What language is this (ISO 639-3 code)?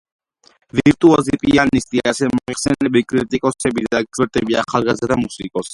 kat